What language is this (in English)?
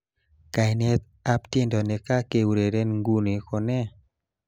Kalenjin